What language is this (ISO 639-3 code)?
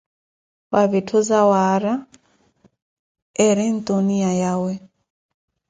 eko